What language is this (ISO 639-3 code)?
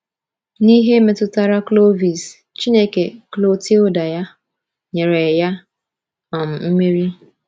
ibo